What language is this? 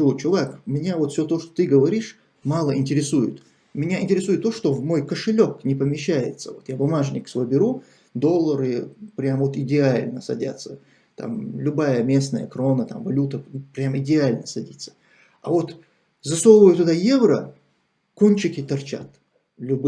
Russian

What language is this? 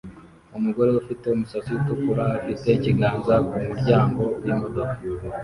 Kinyarwanda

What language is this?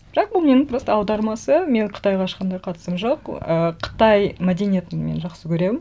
Kazakh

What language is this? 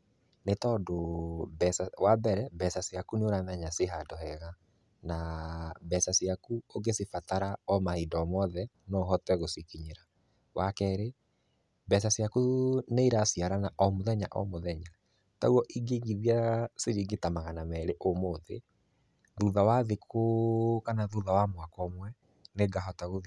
Kikuyu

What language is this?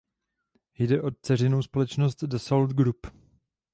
Czech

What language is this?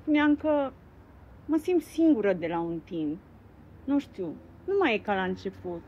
Romanian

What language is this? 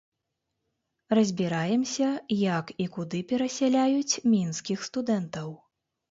Belarusian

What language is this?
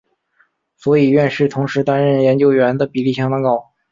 Chinese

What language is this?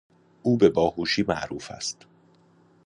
Persian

